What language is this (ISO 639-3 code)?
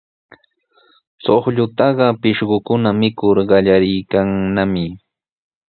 qws